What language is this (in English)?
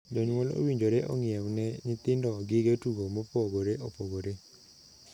Luo (Kenya and Tanzania)